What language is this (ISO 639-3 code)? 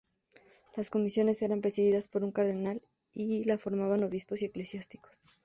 spa